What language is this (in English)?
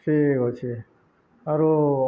Odia